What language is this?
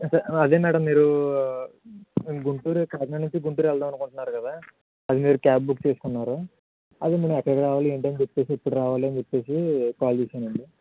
Telugu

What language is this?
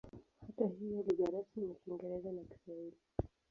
Swahili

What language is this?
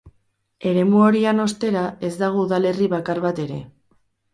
Basque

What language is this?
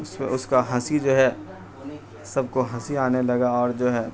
Urdu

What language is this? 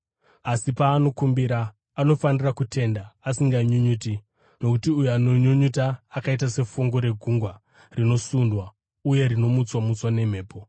Shona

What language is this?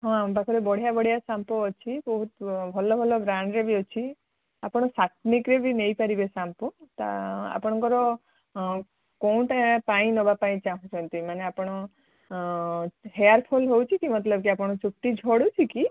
Odia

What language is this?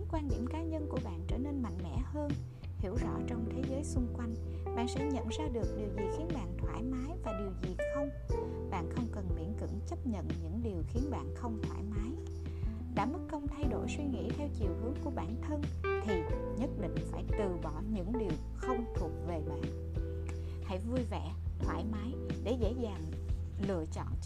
Vietnamese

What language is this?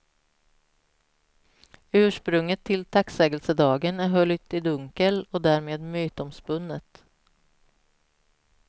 Swedish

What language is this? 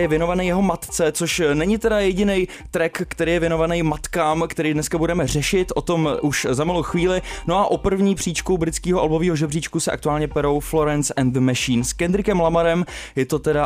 Czech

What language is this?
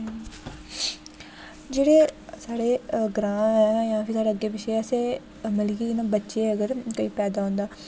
Dogri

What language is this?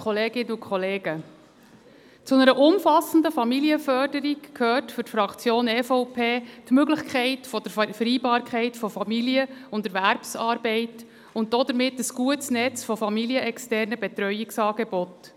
Swiss German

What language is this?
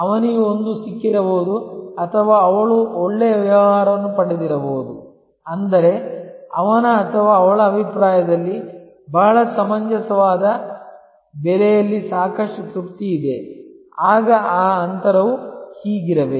Kannada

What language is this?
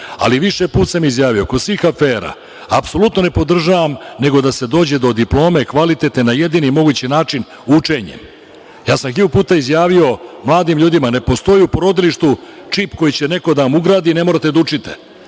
Serbian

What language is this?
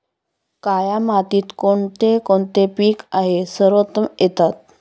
Marathi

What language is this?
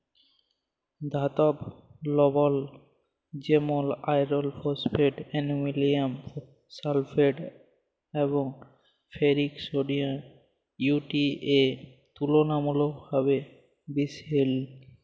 Bangla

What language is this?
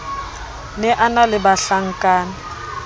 Southern Sotho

